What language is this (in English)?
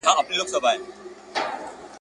Pashto